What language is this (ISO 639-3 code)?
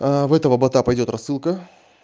rus